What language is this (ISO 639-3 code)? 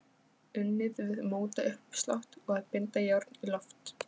isl